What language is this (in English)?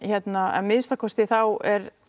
Icelandic